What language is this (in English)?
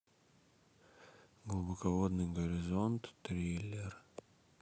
Russian